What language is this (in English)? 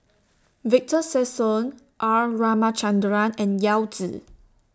English